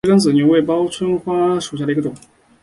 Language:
Chinese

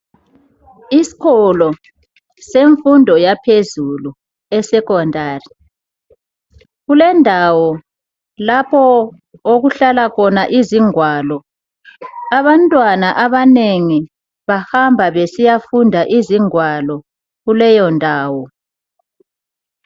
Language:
North Ndebele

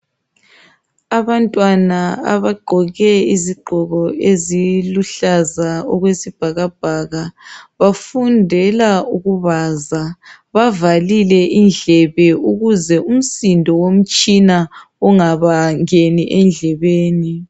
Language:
North Ndebele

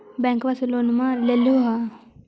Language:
Magahi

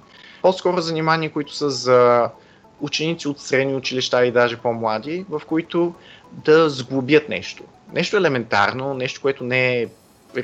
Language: Bulgarian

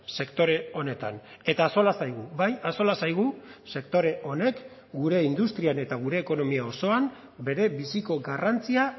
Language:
Basque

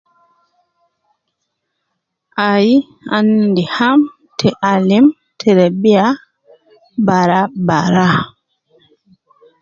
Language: Nubi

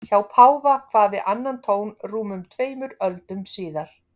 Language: Icelandic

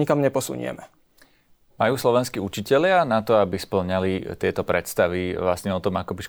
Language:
Slovak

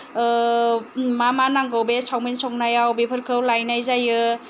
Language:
Bodo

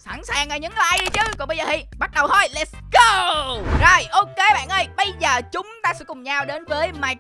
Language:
Vietnamese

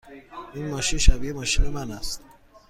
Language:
Persian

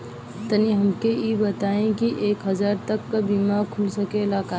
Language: Bhojpuri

